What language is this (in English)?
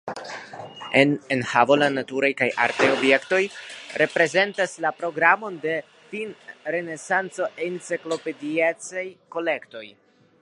Esperanto